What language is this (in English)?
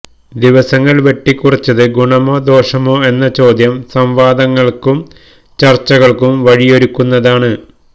Malayalam